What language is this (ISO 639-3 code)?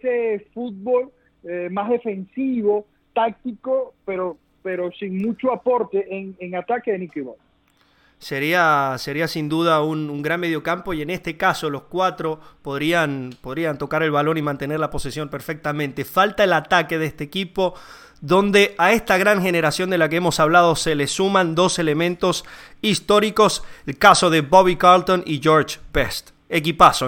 spa